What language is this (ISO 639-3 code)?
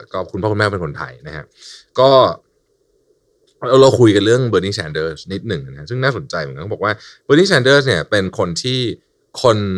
tha